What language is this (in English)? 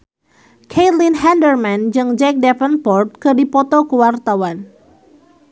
Sundanese